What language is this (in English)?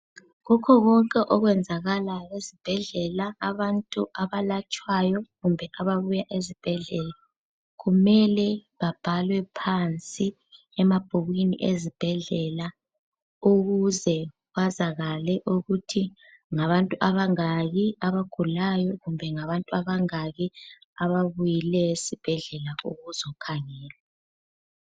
North Ndebele